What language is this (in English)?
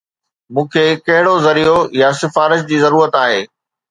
Sindhi